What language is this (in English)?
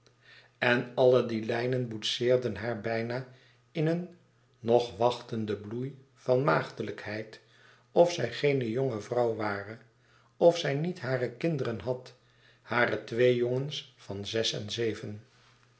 Dutch